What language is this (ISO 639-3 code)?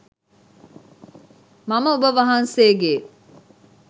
sin